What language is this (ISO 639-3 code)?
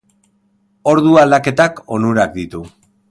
eus